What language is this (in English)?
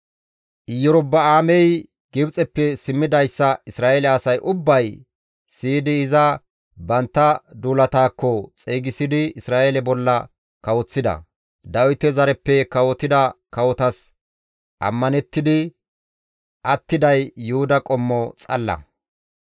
Gamo